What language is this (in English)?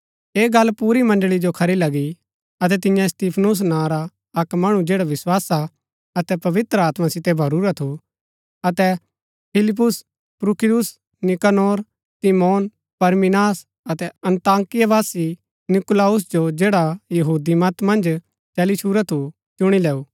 Gaddi